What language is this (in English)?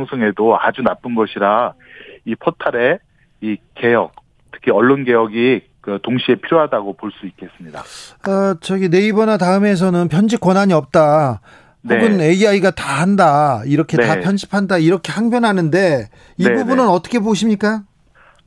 Korean